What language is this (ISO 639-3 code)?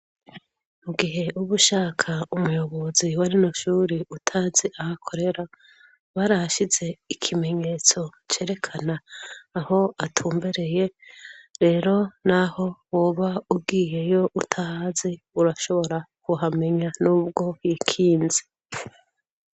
run